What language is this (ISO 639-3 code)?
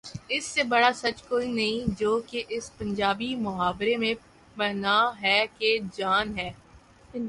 urd